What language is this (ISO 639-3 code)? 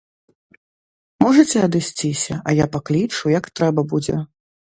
bel